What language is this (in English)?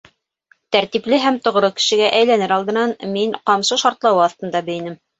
Bashkir